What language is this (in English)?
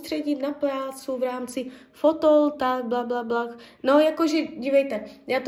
Czech